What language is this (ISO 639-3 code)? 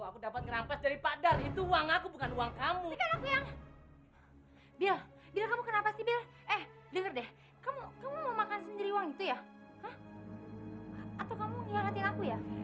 ind